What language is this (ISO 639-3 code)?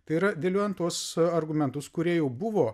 lit